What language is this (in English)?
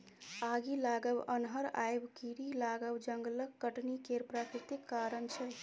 Maithili